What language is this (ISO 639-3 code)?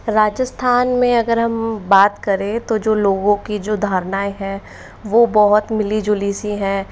hin